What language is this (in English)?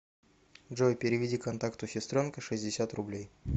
Russian